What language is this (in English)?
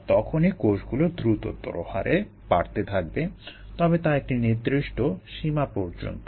Bangla